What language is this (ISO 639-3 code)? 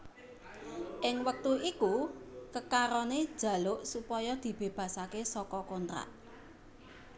jav